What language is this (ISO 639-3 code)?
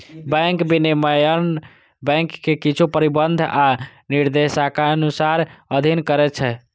mai